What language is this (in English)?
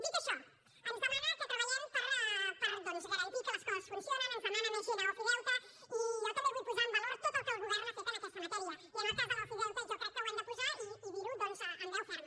Catalan